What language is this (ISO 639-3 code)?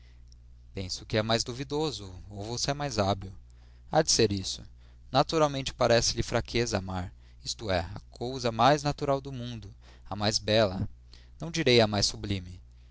por